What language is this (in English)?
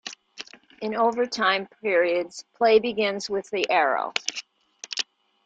English